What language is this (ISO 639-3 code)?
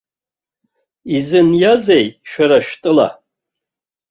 abk